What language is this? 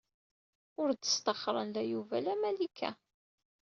Kabyle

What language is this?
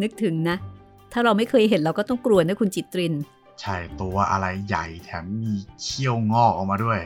Thai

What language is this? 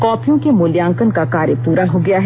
Hindi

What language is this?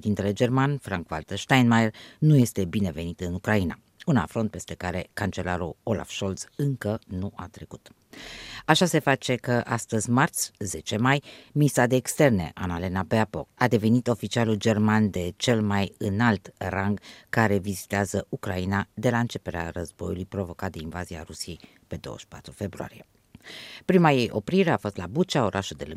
Romanian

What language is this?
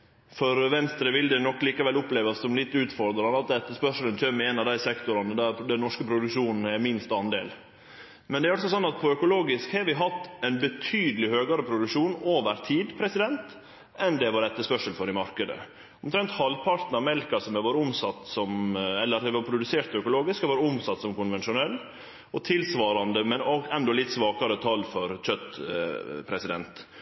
Norwegian Nynorsk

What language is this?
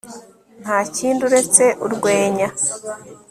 Kinyarwanda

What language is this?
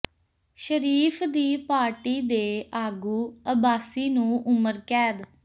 Punjabi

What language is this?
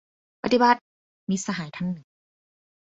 Thai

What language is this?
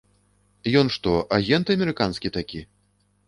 Belarusian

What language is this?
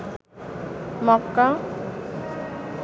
Bangla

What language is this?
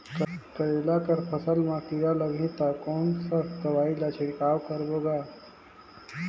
Chhattisgarhi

